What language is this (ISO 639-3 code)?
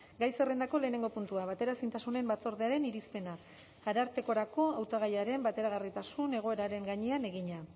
eus